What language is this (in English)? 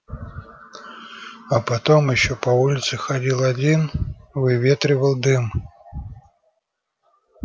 Russian